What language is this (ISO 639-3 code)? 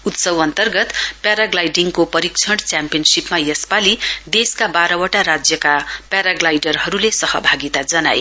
nep